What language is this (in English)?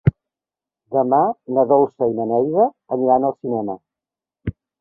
Catalan